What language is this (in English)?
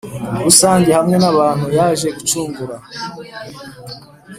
Kinyarwanda